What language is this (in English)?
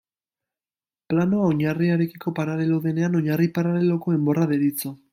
Basque